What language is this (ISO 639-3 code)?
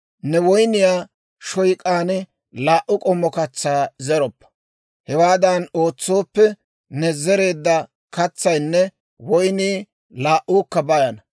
dwr